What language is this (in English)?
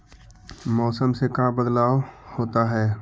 Magahi